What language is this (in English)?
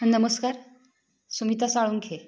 Marathi